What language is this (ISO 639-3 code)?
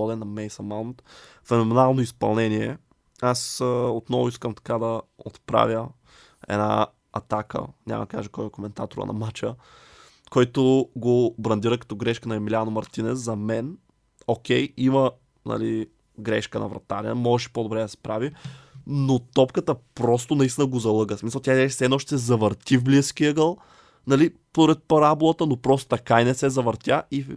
bul